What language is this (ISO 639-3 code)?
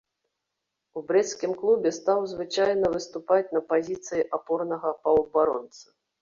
bel